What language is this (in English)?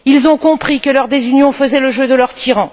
French